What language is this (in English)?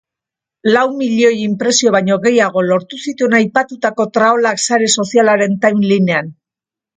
Basque